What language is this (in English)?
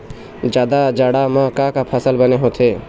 Chhattisgarhi